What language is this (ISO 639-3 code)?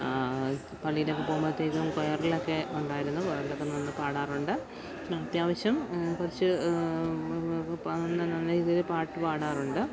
mal